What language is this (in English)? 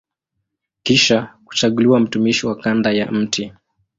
Swahili